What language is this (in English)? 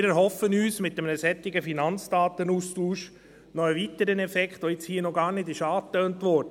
Swiss German